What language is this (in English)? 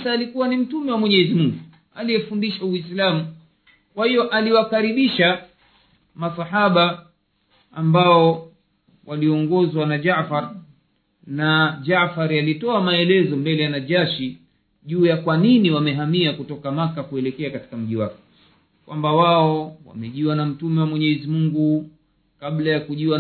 Swahili